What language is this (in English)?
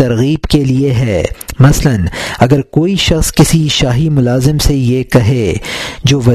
Urdu